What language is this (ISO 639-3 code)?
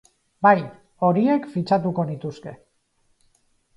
eus